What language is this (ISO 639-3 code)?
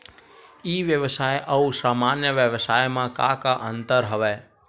hne